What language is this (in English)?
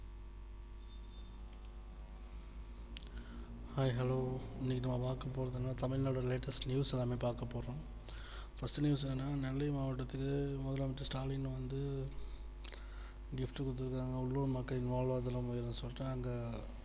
Tamil